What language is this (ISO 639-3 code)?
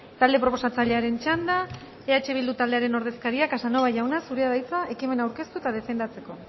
eus